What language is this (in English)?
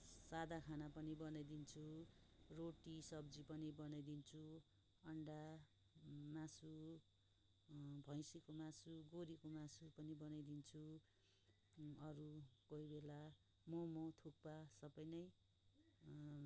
Nepali